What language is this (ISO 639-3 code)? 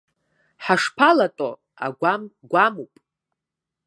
abk